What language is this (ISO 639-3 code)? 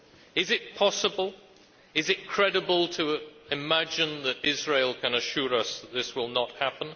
eng